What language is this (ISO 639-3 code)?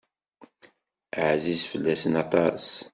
kab